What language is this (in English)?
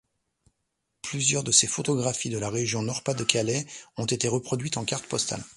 French